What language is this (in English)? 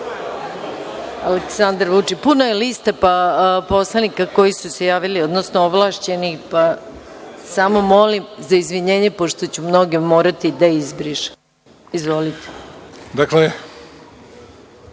Serbian